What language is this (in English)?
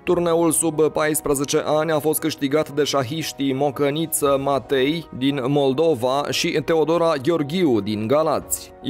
Romanian